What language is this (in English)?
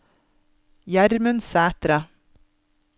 Norwegian